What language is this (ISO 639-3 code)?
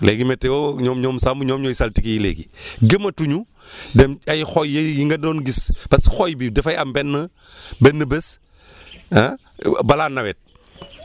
wol